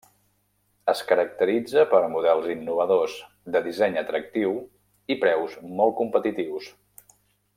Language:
Catalan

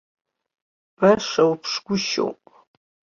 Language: Abkhazian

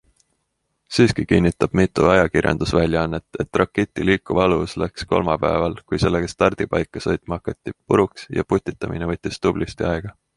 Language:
Estonian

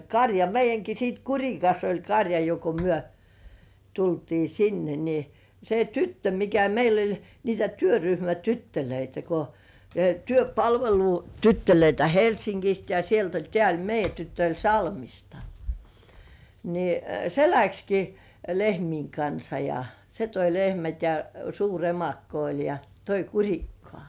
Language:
Finnish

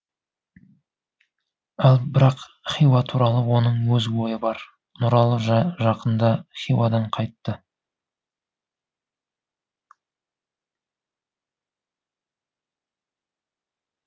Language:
Kazakh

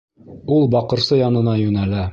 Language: Bashkir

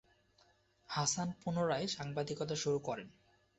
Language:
Bangla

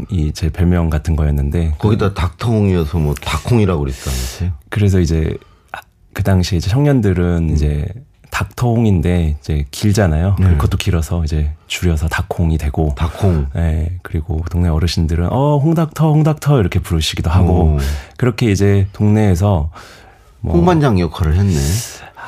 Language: Korean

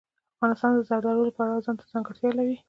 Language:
Pashto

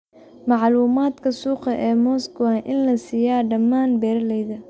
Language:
Somali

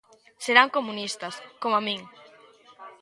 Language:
Galician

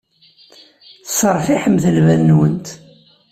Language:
Kabyle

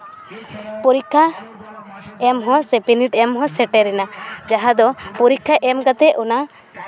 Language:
Santali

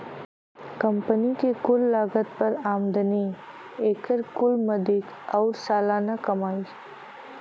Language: Bhojpuri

